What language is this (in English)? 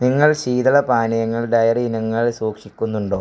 Malayalam